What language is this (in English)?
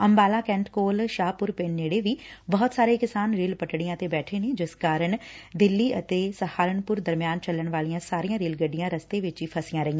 Punjabi